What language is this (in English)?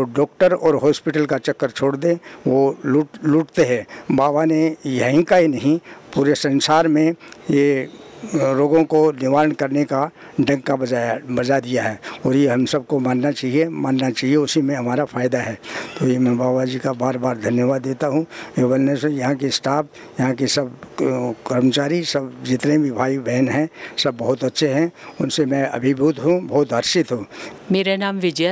Hindi